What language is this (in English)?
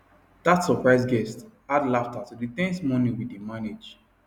Nigerian Pidgin